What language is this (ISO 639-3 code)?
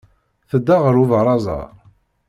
kab